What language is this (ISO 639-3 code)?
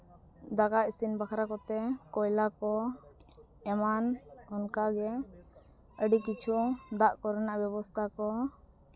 sat